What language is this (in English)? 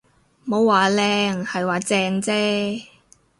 Cantonese